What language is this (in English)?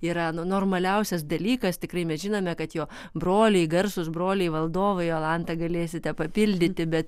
Lithuanian